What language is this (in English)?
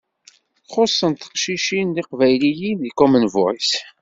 Kabyle